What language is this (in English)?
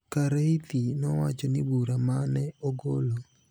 Luo (Kenya and Tanzania)